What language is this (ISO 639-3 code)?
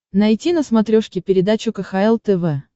rus